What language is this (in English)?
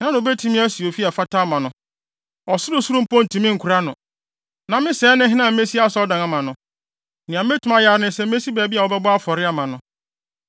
Akan